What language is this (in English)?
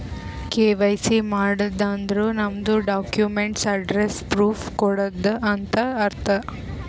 Kannada